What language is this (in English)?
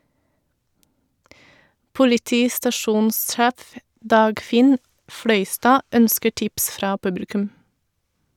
Norwegian